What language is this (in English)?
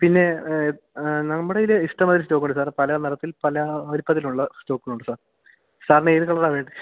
Malayalam